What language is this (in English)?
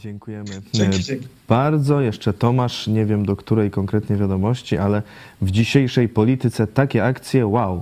Polish